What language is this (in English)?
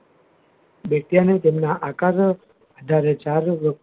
Gujarati